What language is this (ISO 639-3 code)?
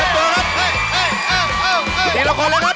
tha